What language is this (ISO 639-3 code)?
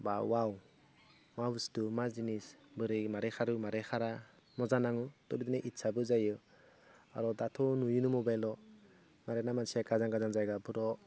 brx